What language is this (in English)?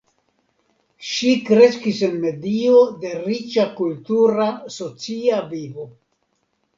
Esperanto